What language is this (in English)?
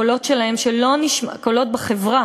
Hebrew